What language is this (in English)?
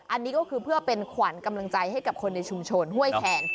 Thai